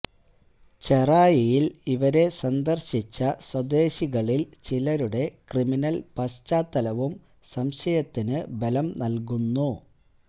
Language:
Malayalam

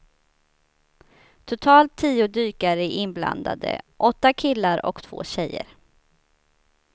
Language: Swedish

